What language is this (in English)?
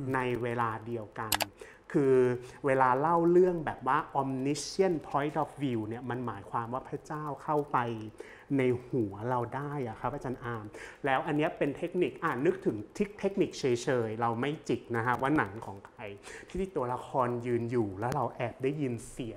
Thai